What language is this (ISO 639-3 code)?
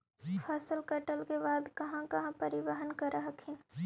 mag